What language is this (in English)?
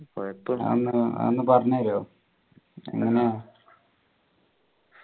Malayalam